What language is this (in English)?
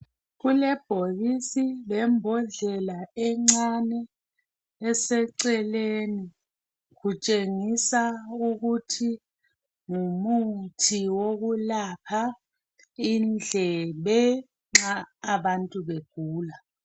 North Ndebele